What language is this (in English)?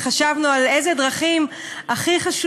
Hebrew